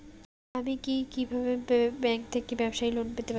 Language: Bangla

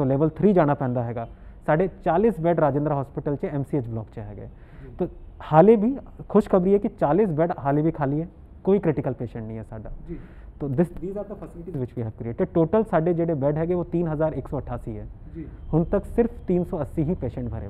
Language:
Hindi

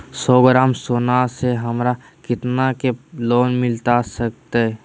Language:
Magahi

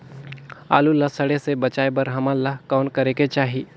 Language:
Chhattisgarhi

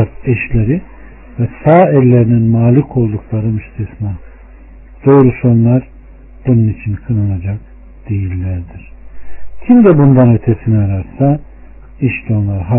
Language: Turkish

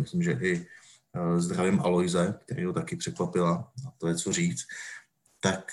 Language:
Czech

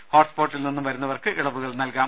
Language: Malayalam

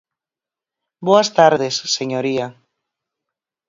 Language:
Galician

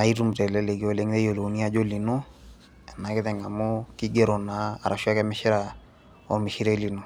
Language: Masai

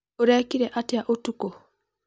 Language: Kikuyu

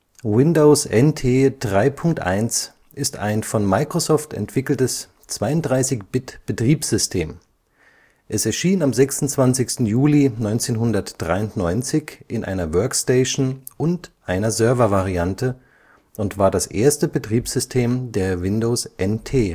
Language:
German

